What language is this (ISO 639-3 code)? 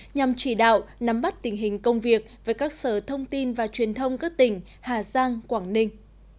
vie